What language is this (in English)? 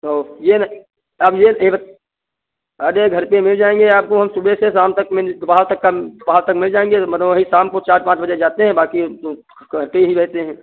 Hindi